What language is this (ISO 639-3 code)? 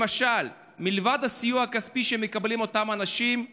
heb